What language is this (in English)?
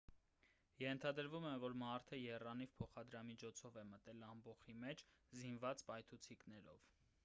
Armenian